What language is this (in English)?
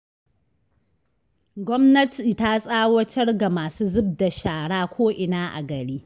Hausa